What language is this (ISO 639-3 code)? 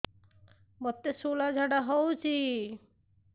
ori